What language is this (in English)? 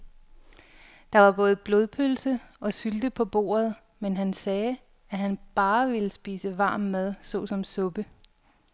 Danish